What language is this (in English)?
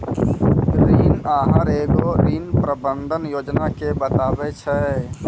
Maithili